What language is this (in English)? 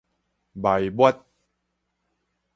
Min Nan Chinese